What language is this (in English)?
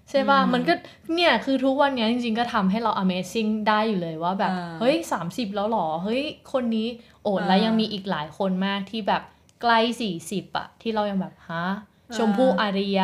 Thai